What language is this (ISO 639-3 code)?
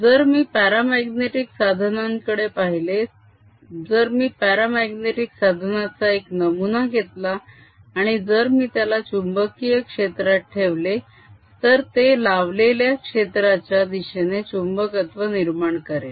mar